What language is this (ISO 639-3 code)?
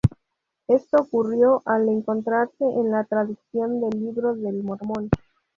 spa